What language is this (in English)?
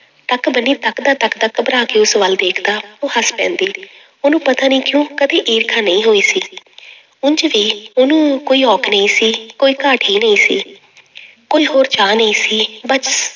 Punjabi